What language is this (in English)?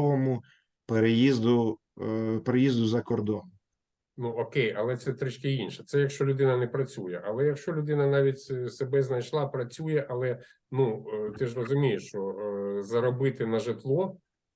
Ukrainian